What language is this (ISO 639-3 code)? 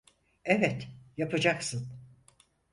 tur